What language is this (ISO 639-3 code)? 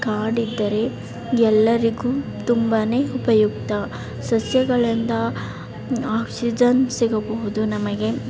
kan